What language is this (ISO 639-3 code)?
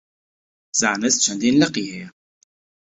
ckb